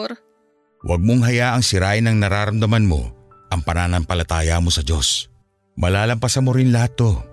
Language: Filipino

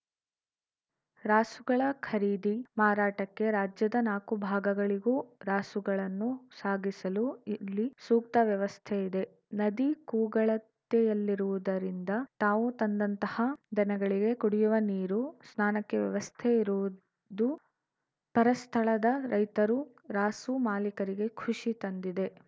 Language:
Kannada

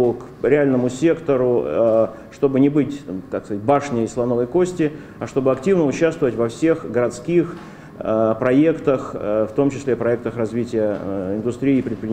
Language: Russian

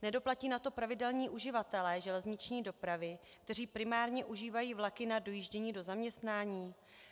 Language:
Czech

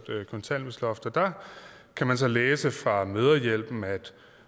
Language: Danish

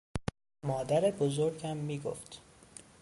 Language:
Persian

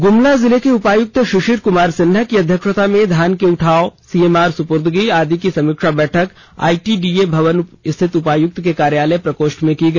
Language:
Hindi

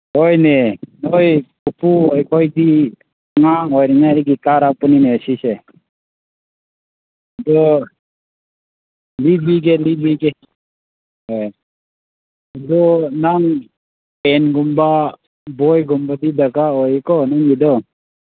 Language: Manipuri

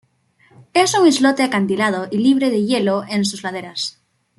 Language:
Spanish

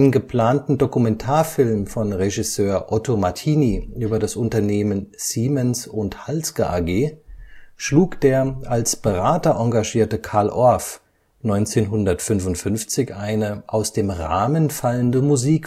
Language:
German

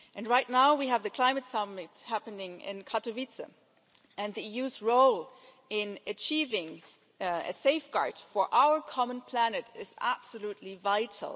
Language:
English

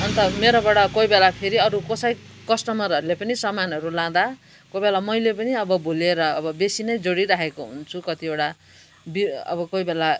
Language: Nepali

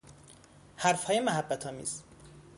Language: Persian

